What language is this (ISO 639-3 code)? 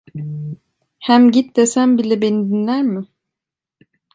tur